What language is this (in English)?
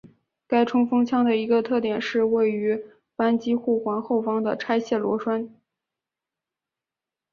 Chinese